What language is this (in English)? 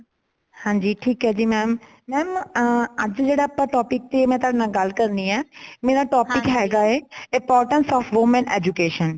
Punjabi